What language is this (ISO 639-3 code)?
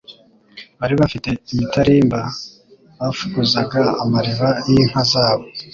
kin